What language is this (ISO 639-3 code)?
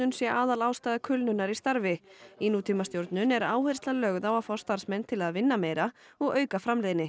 isl